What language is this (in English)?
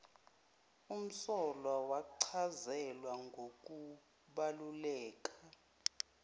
Zulu